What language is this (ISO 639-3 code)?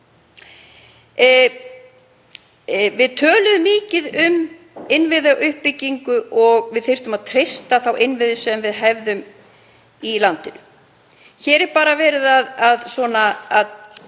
isl